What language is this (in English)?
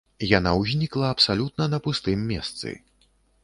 Belarusian